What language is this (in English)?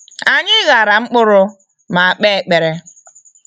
Igbo